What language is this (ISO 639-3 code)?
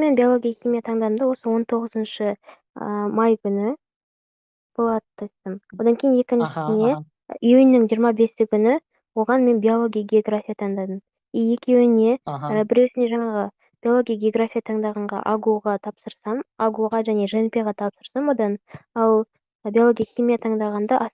ron